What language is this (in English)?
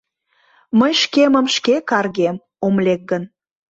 Mari